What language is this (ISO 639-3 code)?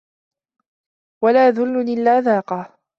ara